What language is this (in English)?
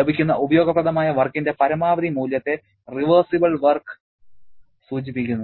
Malayalam